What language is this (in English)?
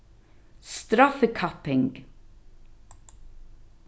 Faroese